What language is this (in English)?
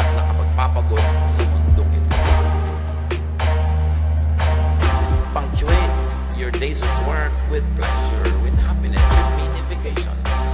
Filipino